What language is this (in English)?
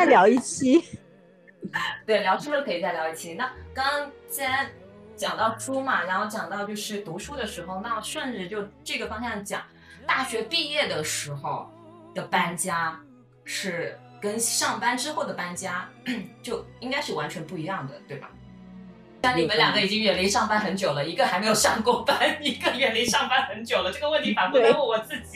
Chinese